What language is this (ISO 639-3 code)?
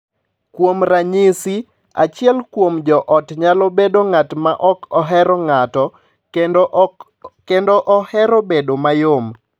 luo